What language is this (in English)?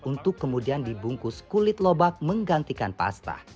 Indonesian